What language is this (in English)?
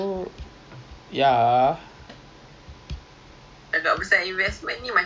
English